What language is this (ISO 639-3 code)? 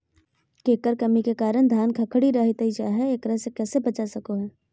mag